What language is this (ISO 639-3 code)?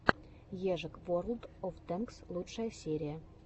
rus